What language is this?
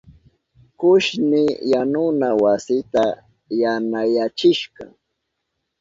Southern Pastaza Quechua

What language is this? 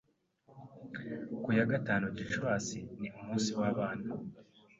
Kinyarwanda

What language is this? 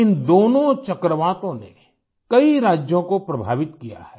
Hindi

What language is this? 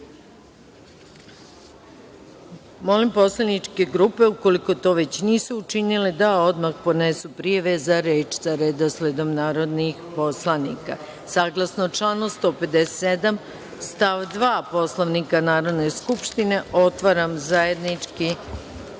Serbian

